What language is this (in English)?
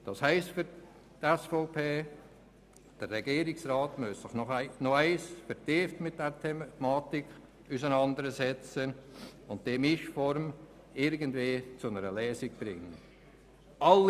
Swiss German